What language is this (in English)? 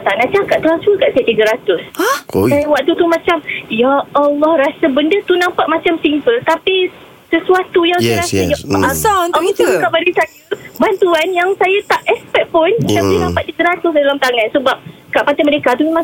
Malay